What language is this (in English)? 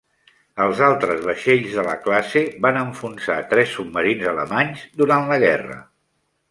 Catalan